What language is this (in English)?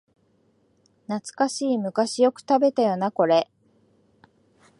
Japanese